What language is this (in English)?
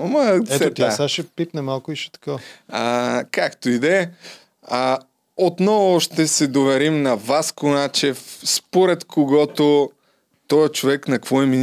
Bulgarian